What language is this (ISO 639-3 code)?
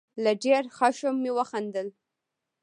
pus